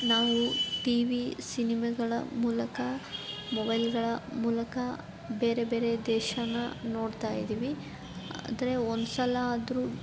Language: Kannada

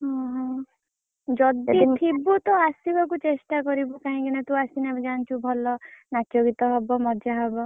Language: Odia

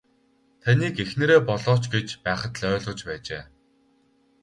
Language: Mongolian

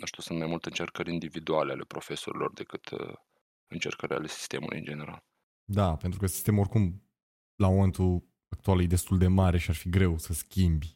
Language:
Romanian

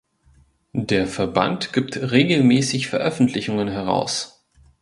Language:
German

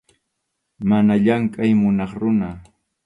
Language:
Arequipa-La Unión Quechua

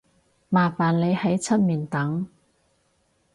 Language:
Cantonese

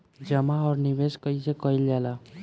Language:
Bhojpuri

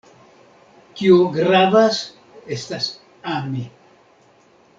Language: Esperanto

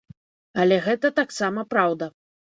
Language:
Belarusian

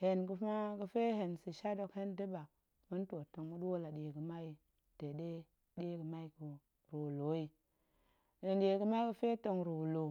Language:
Goemai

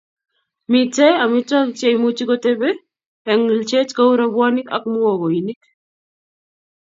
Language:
Kalenjin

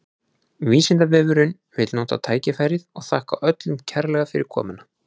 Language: Icelandic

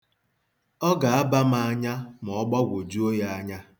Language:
Igbo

